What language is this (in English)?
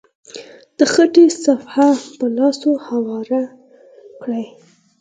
Pashto